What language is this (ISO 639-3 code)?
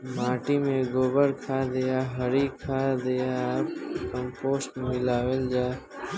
bho